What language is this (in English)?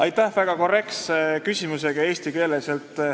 Estonian